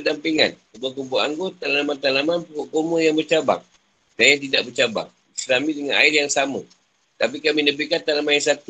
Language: Malay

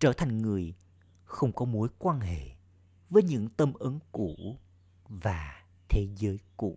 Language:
Vietnamese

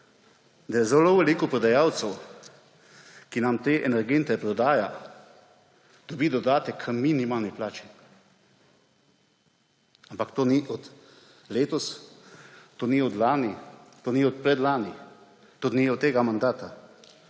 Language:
Slovenian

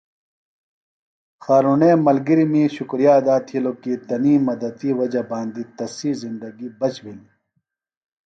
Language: Phalura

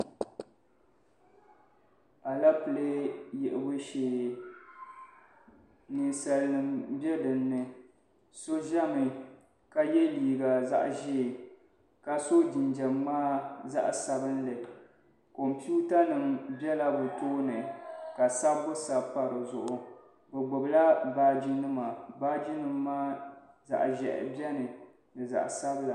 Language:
Dagbani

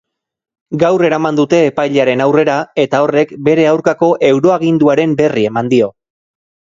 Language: Basque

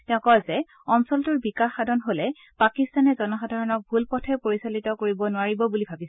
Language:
Assamese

